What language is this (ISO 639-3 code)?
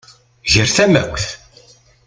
kab